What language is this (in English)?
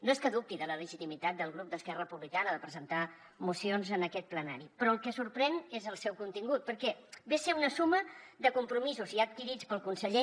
Catalan